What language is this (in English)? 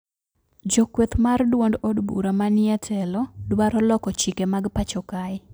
Luo (Kenya and Tanzania)